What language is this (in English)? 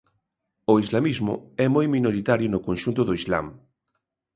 Galician